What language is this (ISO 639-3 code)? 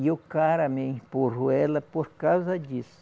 por